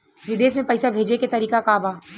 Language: Bhojpuri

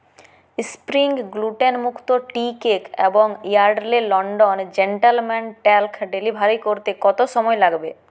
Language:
Bangla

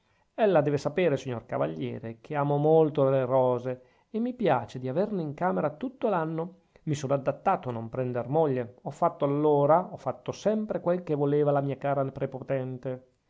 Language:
Italian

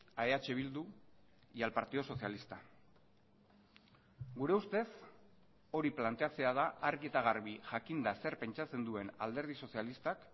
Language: Basque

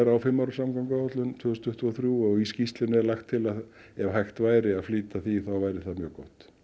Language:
Icelandic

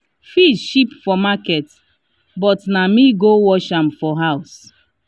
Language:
Nigerian Pidgin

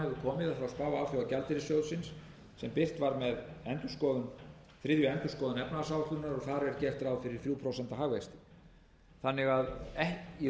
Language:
Icelandic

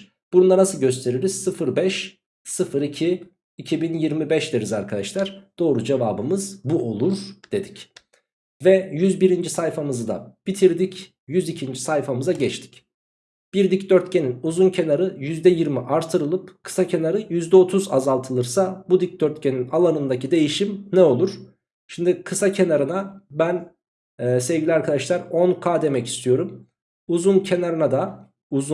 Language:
Turkish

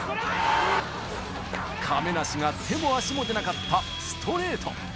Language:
Japanese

